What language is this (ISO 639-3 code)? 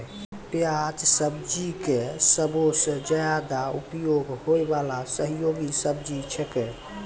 mai